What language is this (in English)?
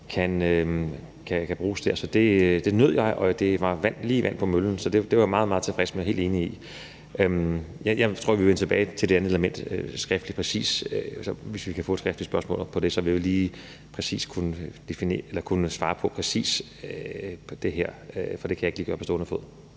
Danish